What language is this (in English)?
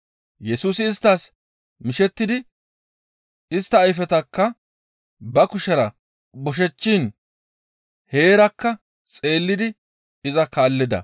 Gamo